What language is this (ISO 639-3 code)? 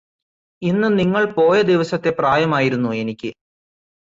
mal